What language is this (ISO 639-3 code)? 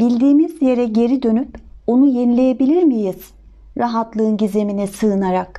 tur